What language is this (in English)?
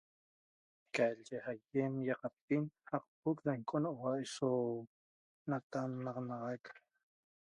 Toba